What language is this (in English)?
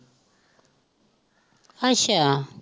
Punjabi